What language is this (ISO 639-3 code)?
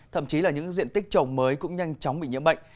vie